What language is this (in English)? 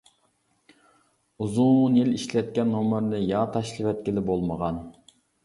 Uyghur